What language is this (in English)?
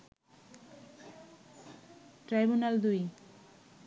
Bangla